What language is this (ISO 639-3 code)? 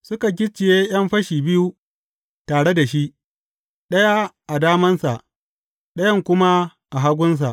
hau